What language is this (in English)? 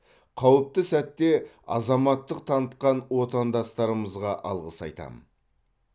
Kazakh